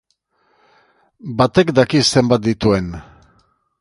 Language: Basque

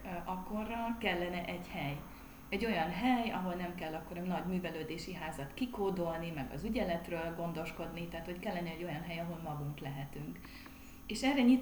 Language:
Hungarian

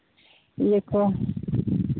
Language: Santali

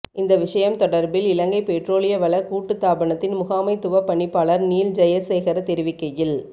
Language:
Tamil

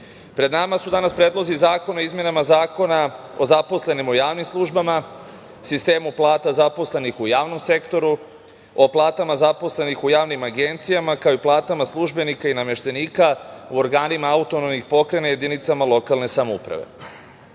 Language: Serbian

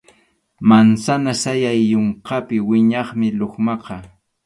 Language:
Arequipa-La Unión Quechua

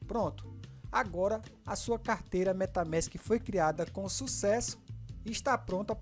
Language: Portuguese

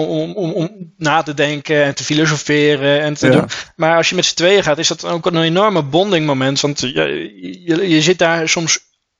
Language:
Dutch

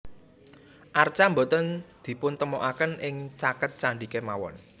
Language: Javanese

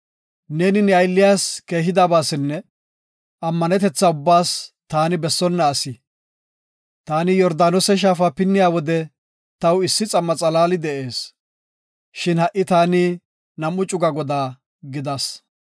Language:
Gofa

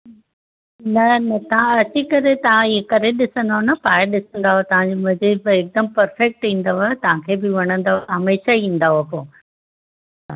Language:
Sindhi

